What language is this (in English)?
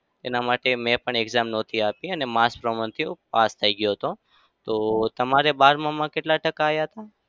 Gujarati